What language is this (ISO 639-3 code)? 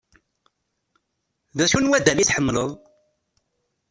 kab